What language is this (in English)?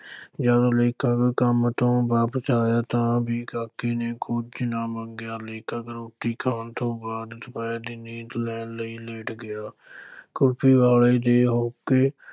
Punjabi